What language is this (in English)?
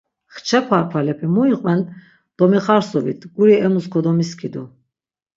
Laz